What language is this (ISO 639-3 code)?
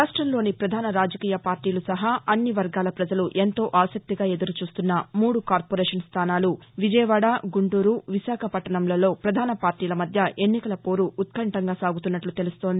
tel